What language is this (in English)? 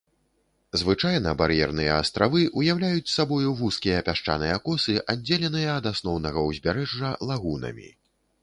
Belarusian